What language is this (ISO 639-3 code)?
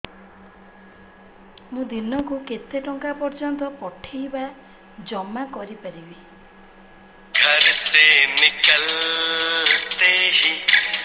ori